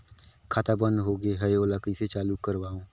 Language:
Chhattisgarhi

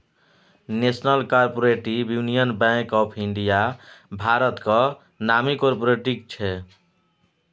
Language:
Maithili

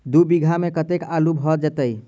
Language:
Maithili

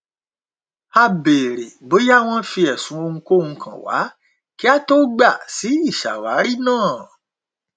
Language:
Yoruba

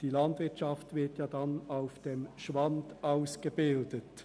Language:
Swiss German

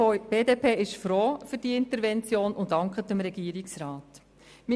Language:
Swiss German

